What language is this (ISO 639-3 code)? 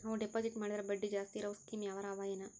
kan